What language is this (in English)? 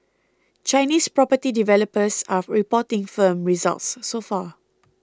English